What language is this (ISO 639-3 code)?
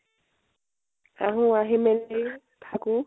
asm